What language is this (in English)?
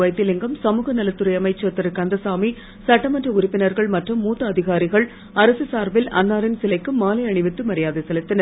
Tamil